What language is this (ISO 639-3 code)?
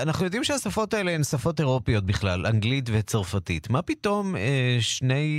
heb